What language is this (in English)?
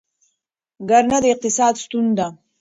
Pashto